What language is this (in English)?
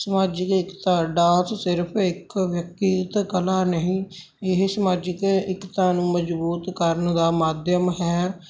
Punjabi